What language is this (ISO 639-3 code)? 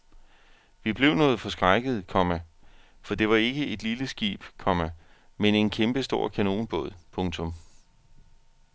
dan